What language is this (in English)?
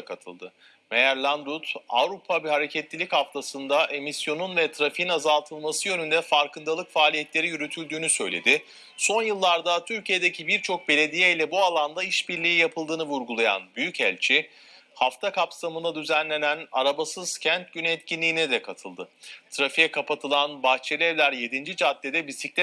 Turkish